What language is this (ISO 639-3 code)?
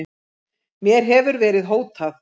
isl